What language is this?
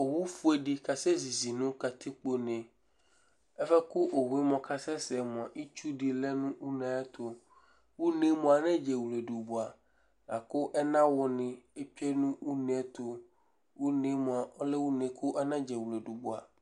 Ikposo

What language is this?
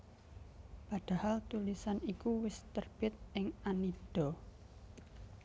Javanese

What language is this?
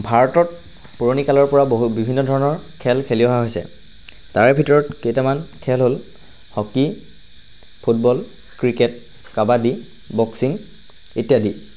Assamese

